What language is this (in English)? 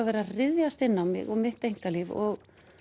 Icelandic